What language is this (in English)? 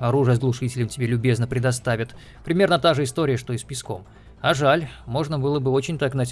Russian